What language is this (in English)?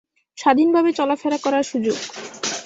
Bangla